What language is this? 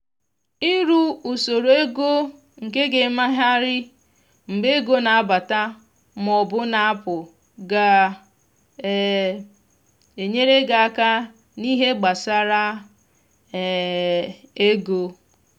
Igbo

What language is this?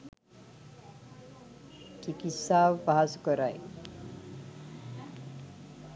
Sinhala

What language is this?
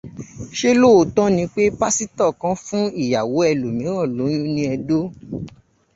Yoruba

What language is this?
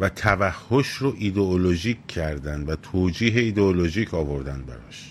Persian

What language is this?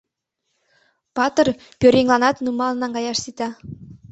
Mari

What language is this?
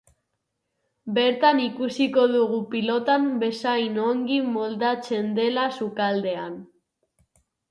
Basque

